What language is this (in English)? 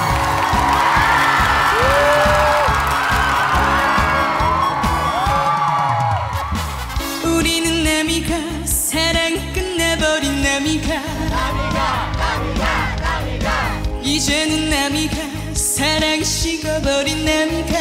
Korean